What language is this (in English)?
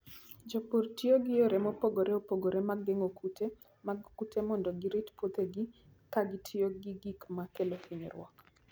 Luo (Kenya and Tanzania)